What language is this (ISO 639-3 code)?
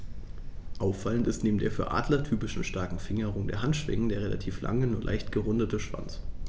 deu